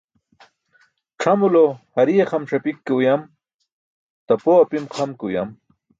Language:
Burushaski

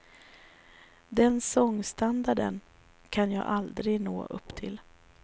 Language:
Swedish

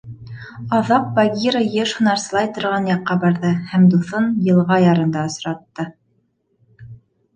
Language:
Bashkir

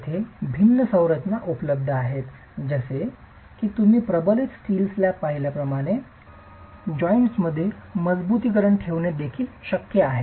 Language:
Marathi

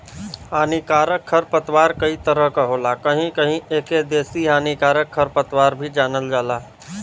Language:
Bhojpuri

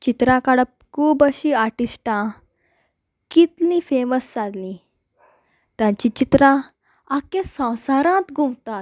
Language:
Konkani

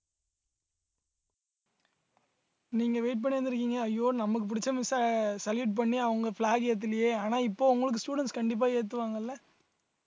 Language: Tamil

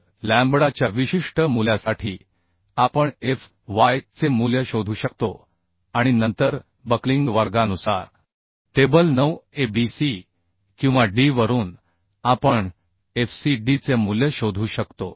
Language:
Marathi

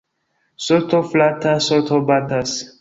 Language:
Esperanto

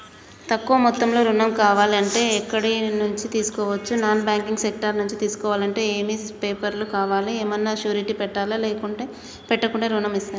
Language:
Telugu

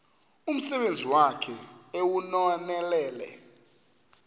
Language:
Xhosa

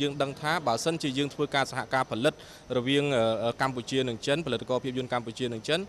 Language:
Thai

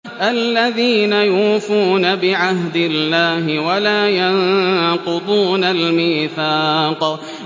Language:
Arabic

